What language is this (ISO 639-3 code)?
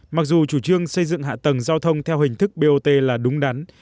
vie